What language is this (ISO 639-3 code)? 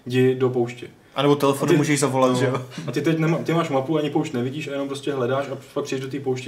ces